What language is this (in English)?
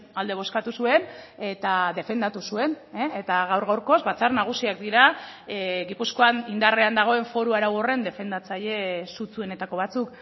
Basque